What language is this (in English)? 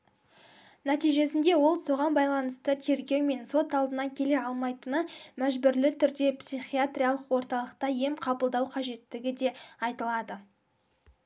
Kazakh